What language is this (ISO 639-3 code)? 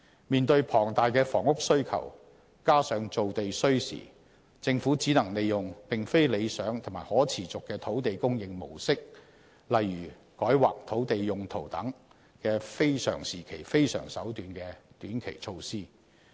yue